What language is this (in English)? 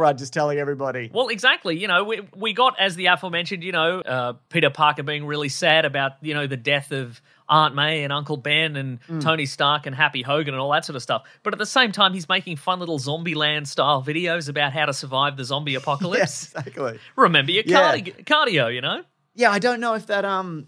English